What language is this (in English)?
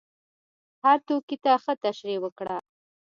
Pashto